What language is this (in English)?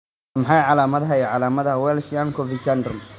Somali